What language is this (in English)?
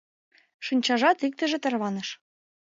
Mari